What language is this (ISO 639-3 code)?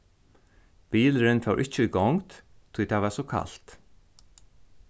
fao